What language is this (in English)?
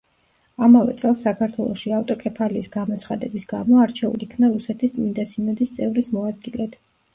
Georgian